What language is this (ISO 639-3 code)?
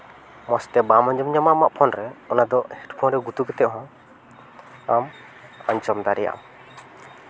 sat